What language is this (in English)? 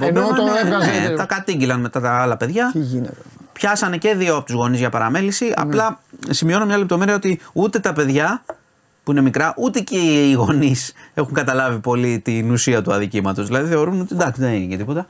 Greek